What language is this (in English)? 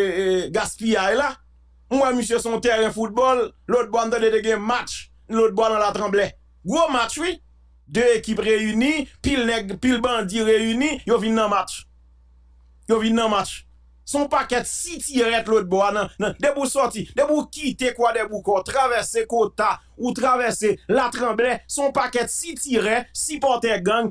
French